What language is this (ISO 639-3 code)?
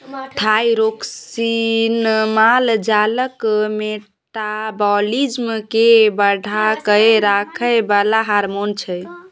mai